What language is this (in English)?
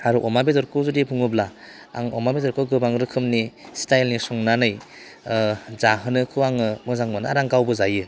Bodo